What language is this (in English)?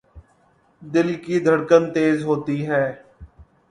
Urdu